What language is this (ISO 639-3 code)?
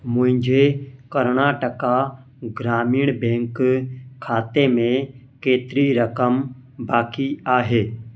snd